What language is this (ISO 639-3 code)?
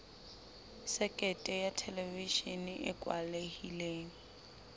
sot